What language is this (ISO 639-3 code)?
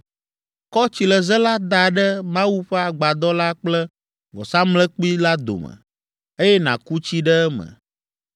ewe